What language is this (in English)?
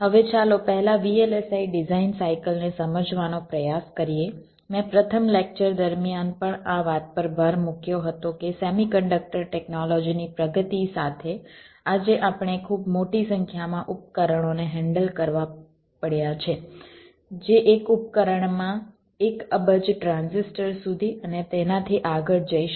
Gujarati